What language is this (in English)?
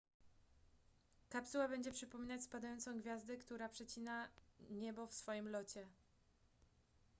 Polish